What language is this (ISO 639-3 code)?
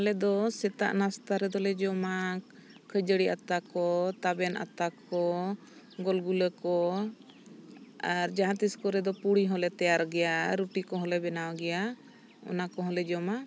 sat